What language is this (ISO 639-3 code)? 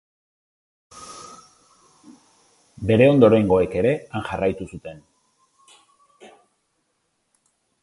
eus